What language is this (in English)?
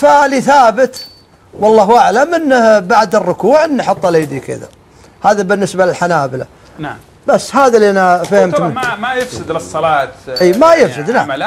Arabic